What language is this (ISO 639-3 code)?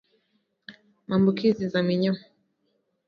swa